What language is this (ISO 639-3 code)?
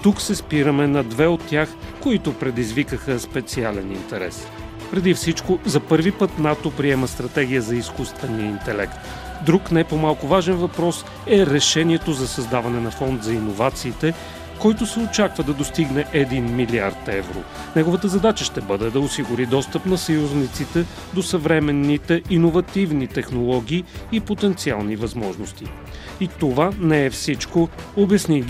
bul